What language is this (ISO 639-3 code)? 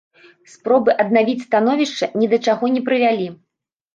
bel